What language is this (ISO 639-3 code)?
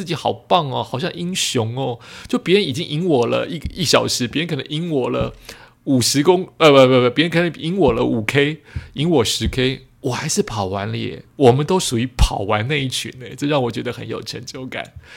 zho